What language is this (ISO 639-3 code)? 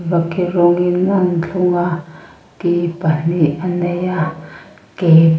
lus